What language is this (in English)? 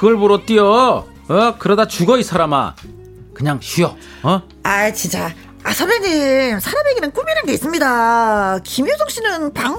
Korean